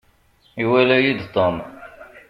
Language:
Kabyle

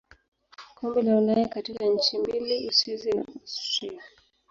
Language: Swahili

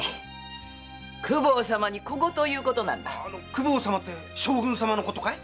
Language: Japanese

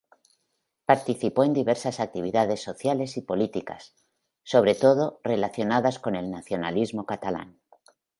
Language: Spanish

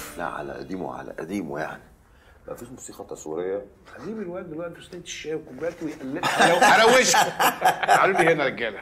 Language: Arabic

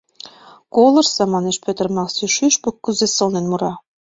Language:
Mari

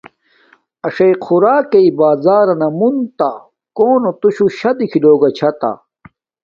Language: Domaaki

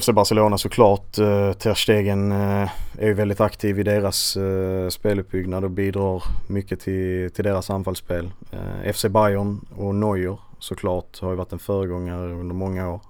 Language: Swedish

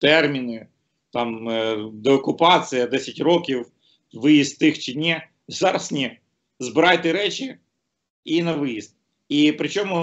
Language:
Ukrainian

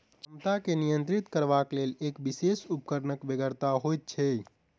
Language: Maithili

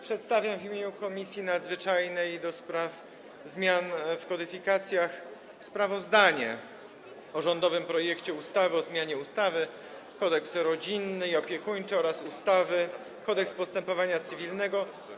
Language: Polish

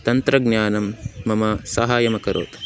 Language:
Sanskrit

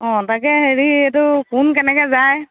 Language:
Assamese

